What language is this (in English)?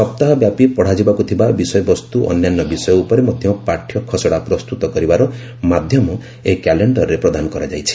Odia